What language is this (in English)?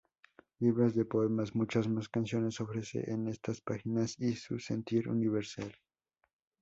Spanish